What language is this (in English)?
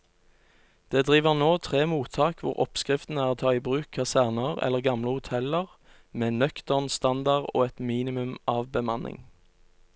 Norwegian